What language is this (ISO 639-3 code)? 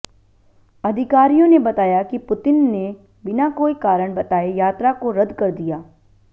hin